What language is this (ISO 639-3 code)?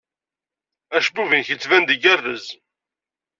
kab